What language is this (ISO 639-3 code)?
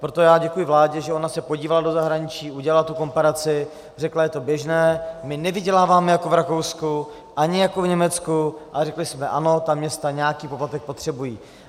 ces